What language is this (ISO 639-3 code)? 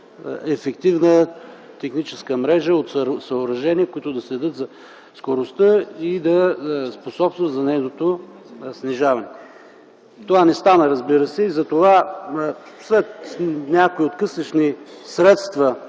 bul